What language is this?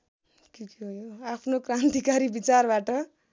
Nepali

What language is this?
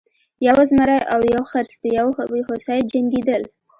Pashto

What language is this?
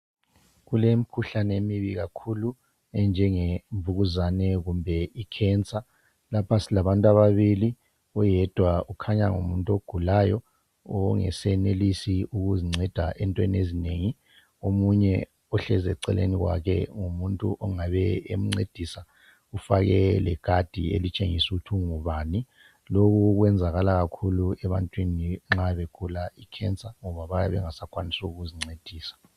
North Ndebele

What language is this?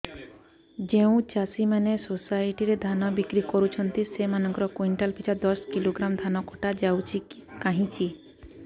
Odia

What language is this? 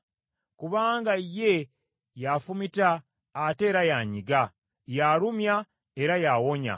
Ganda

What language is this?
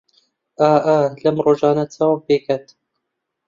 Central Kurdish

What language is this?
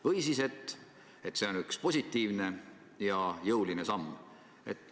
Estonian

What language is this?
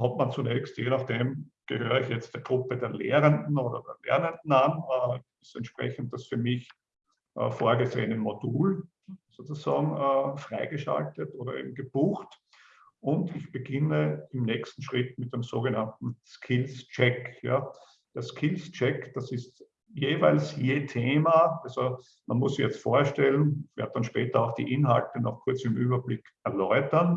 German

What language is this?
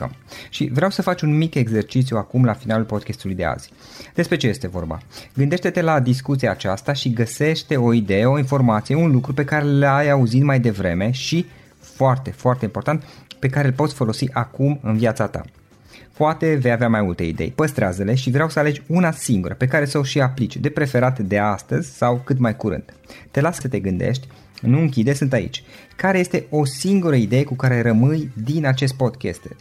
Romanian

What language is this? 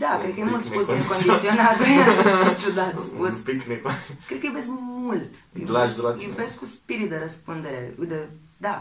Romanian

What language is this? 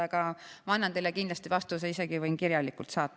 Estonian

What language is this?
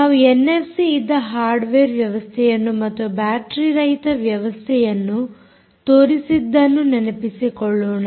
Kannada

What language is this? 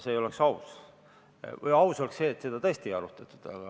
Estonian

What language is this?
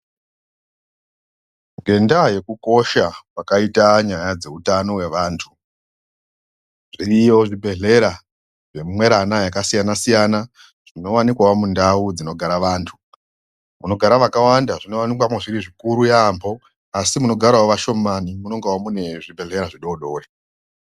Ndau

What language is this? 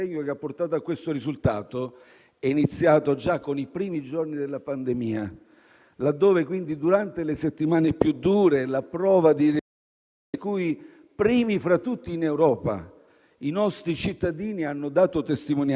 Italian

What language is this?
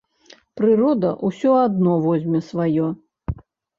Belarusian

